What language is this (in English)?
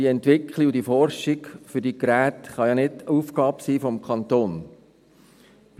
Swiss German